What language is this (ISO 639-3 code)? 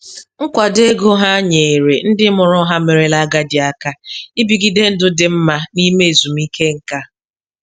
ibo